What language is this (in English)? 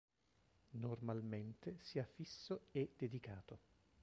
Italian